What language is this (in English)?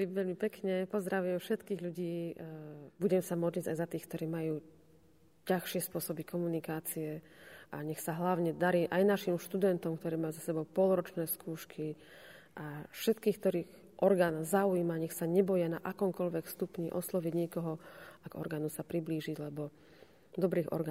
Slovak